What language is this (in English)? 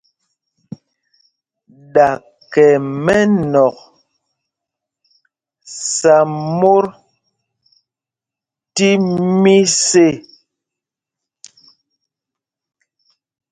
Mpumpong